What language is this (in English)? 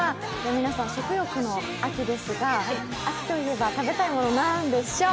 Japanese